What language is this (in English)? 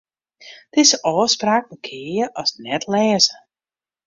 Western Frisian